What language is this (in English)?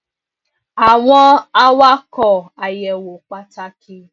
Yoruba